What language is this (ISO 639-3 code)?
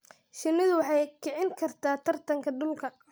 som